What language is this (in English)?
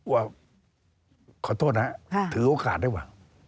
Thai